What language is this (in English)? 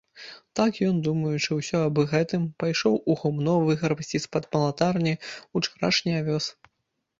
Belarusian